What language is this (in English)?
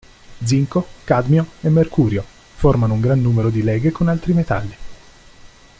Italian